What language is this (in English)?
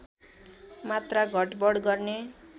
Nepali